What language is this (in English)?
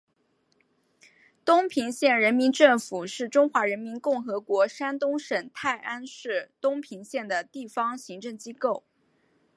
Chinese